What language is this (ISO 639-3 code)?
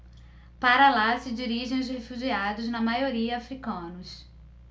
por